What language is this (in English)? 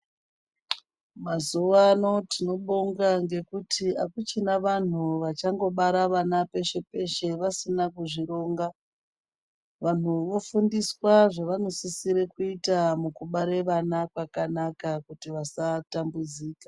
Ndau